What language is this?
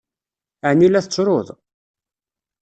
Kabyle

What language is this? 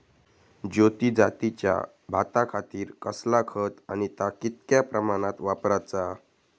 Marathi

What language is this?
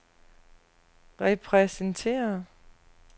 Danish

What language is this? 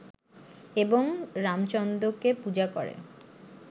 Bangla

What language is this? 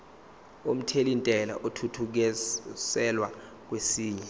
Zulu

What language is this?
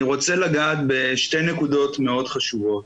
Hebrew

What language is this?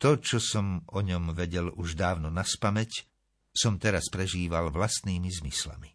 Slovak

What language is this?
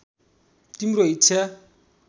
Nepali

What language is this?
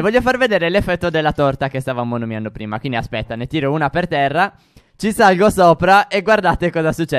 Italian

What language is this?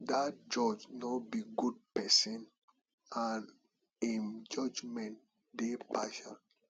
Nigerian Pidgin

